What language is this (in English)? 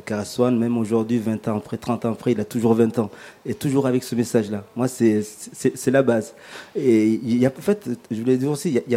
French